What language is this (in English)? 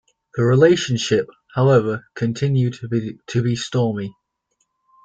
English